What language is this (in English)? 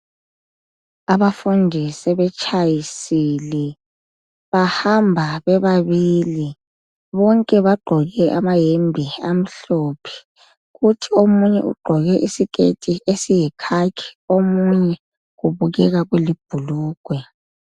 North Ndebele